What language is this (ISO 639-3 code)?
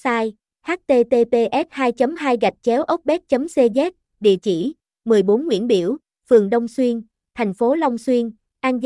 vie